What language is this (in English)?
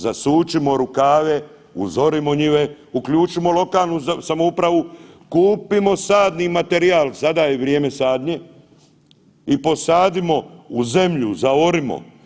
Croatian